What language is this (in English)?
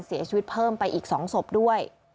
Thai